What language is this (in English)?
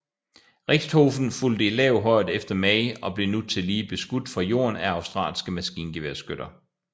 Danish